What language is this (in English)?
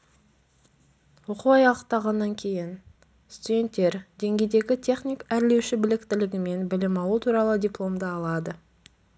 Kazakh